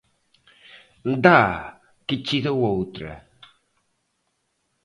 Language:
Portuguese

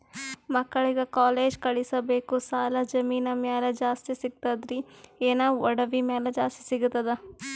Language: Kannada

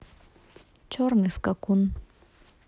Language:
Russian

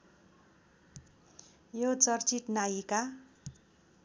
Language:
Nepali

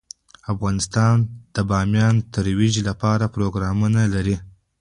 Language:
Pashto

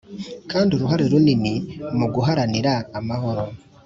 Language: Kinyarwanda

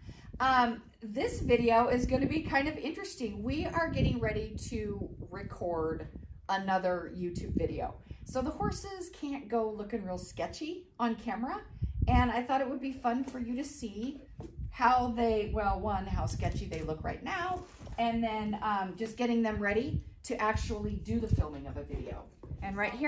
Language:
English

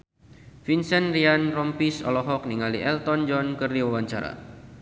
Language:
Sundanese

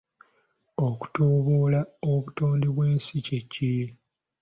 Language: Ganda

